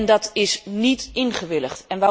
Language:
Dutch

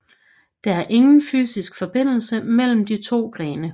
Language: Danish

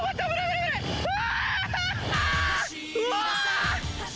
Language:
Japanese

